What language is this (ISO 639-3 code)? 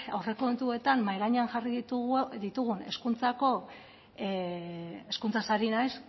eus